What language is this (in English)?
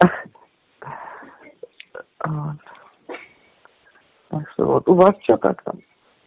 Russian